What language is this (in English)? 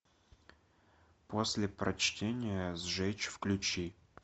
Russian